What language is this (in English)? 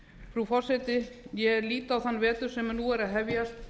Icelandic